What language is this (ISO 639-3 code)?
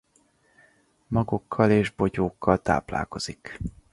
hun